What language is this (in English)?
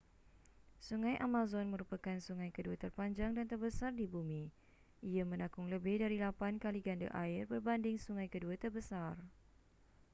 Malay